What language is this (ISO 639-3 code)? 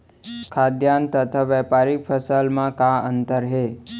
hne